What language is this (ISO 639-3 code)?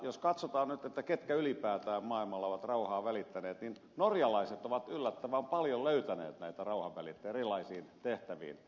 fin